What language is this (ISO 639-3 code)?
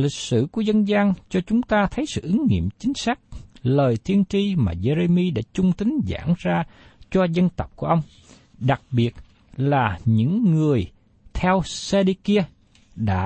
vie